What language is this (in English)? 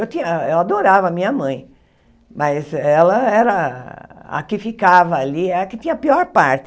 Portuguese